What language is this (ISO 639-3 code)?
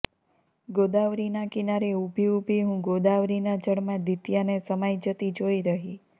guj